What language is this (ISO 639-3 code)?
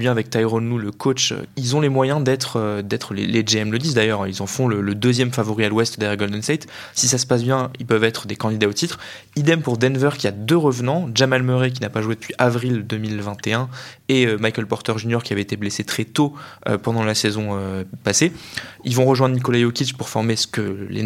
fra